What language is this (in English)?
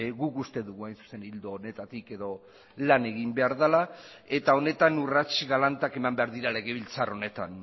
Basque